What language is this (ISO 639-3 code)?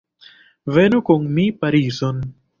epo